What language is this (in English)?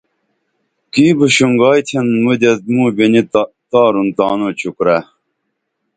Dameli